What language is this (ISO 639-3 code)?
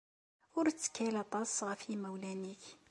kab